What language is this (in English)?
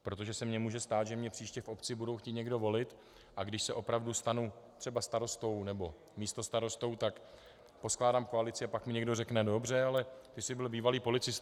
Czech